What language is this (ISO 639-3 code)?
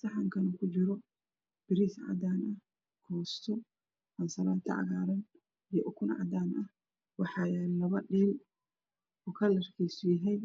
som